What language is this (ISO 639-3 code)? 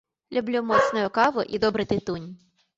bel